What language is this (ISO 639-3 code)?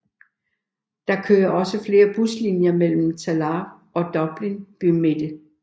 dan